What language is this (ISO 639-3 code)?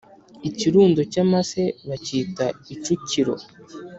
kin